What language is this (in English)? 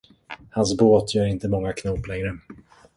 Swedish